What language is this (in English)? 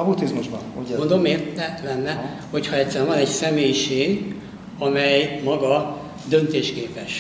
Hungarian